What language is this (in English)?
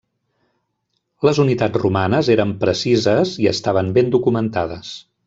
Catalan